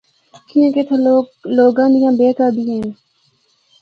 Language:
Northern Hindko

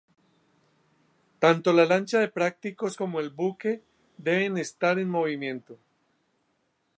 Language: Spanish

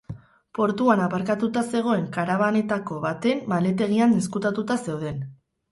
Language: Basque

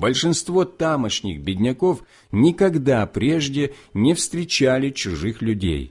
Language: Russian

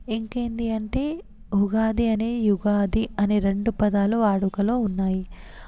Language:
Telugu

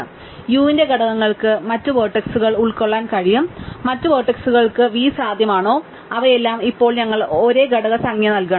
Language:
Malayalam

